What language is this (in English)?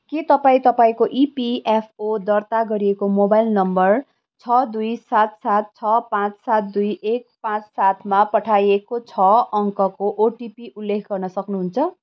Nepali